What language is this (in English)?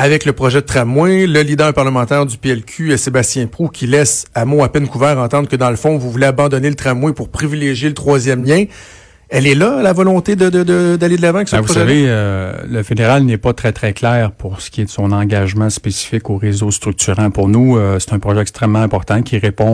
French